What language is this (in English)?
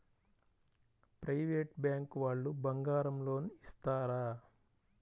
Telugu